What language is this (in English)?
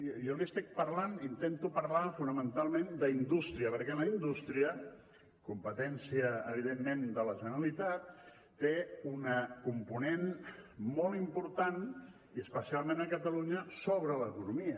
Catalan